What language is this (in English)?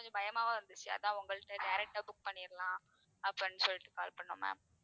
Tamil